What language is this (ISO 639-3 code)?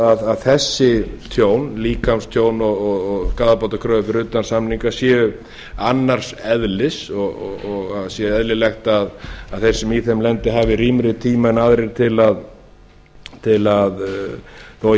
isl